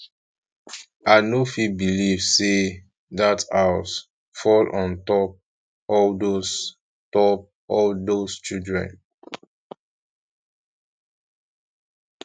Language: Nigerian Pidgin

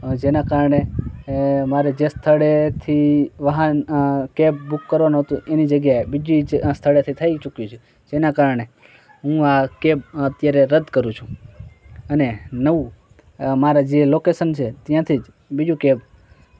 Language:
Gujarati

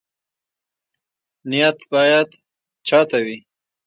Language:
Pashto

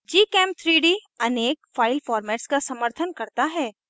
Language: Hindi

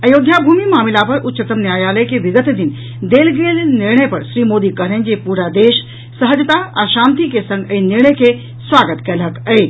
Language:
Maithili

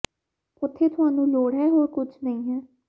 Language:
Punjabi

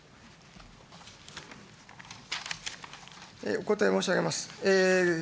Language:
Japanese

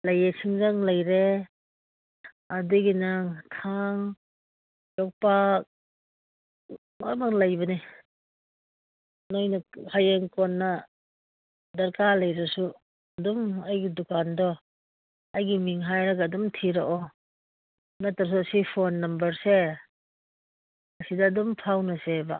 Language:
Manipuri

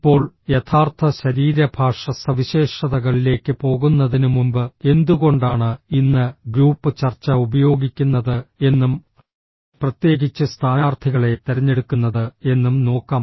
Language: Malayalam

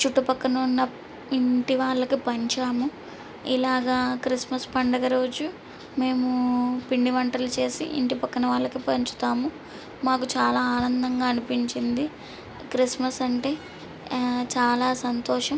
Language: Telugu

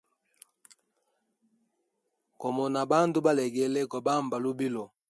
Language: Hemba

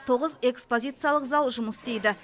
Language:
Kazakh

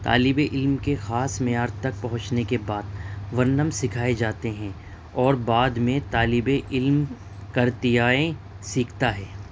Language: Urdu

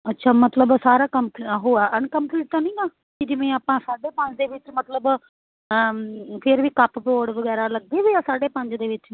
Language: Punjabi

